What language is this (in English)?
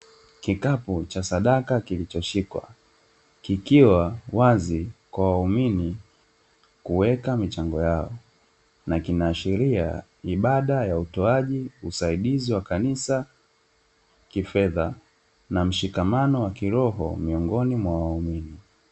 Swahili